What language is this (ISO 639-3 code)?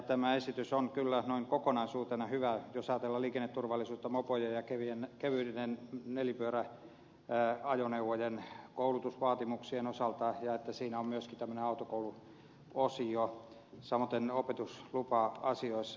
fin